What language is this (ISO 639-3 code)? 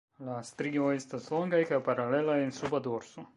epo